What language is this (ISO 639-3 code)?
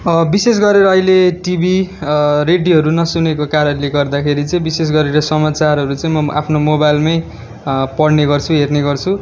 nep